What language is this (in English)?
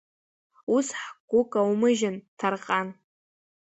Abkhazian